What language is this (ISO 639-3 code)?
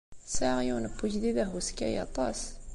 kab